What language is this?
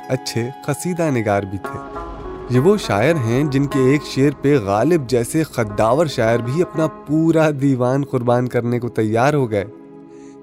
Urdu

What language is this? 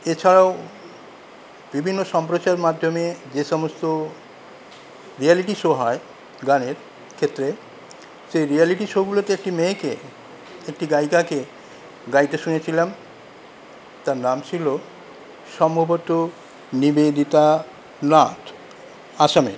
Bangla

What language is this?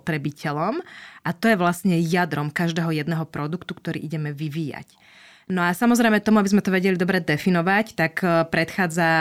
Slovak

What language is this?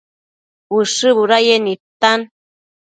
Matsés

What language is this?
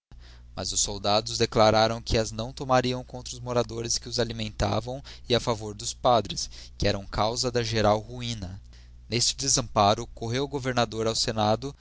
Portuguese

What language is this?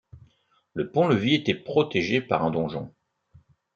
French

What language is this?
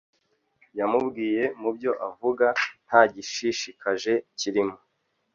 Kinyarwanda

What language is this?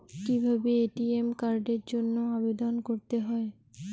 Bangla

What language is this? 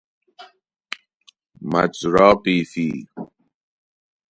Persian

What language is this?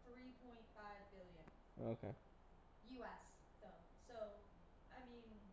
English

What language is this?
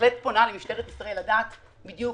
Hebrew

